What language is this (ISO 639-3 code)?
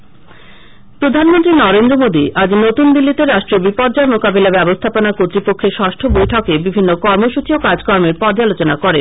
ben